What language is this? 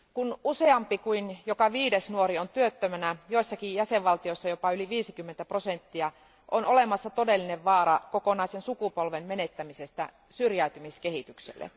Finnish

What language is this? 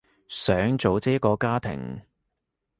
Cantonese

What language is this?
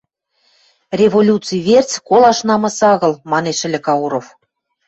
Western Mari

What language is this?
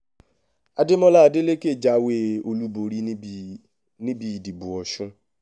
Yoruba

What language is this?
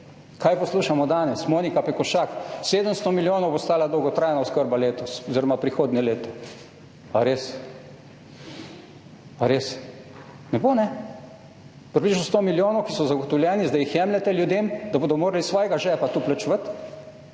Slovenian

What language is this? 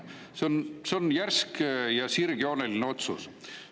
Estonian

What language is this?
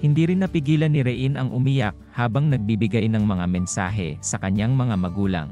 Filipino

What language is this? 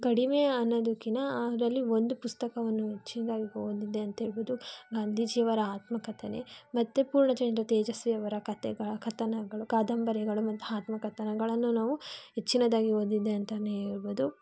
Kannada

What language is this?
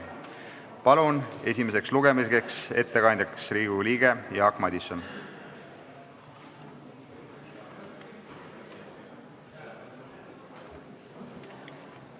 Estonian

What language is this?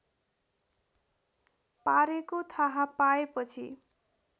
Nepali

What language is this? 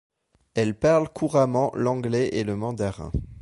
French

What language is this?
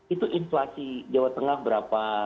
Indonesian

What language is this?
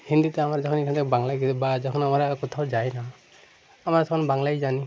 Bangla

